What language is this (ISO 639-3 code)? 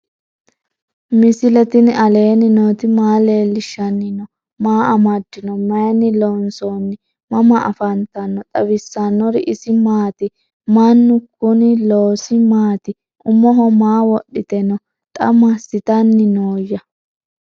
sid